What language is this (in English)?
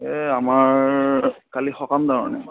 Assamese